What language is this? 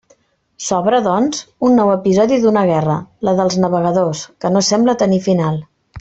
Catalan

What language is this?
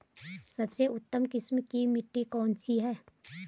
Hindi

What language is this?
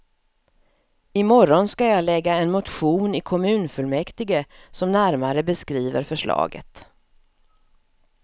Swedish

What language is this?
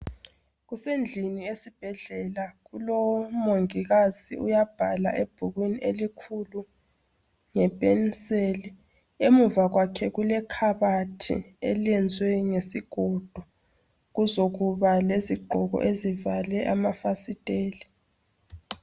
North Ndebele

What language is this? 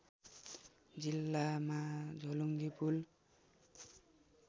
Nepali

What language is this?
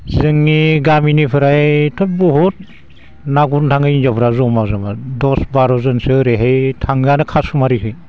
Bodo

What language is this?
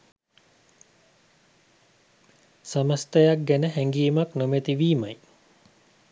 Sinhala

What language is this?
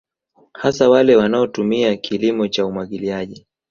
Swahili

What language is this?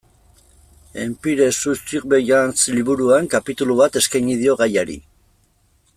Basque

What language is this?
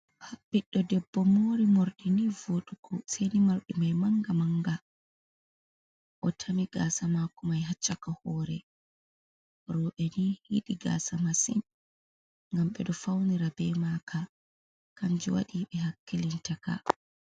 Fula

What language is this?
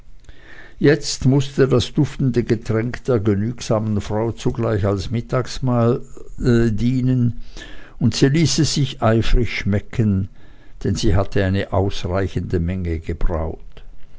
German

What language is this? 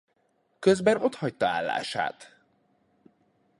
Hungarian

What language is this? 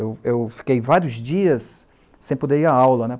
Portuguese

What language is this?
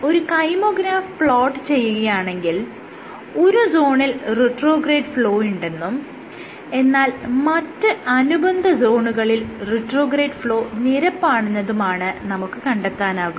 Malayalam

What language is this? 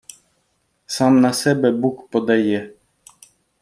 Ukrainian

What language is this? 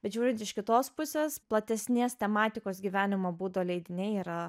Lithuanian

